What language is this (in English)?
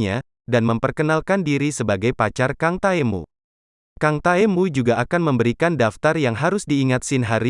Indonesian